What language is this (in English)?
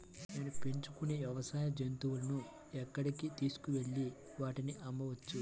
Telugu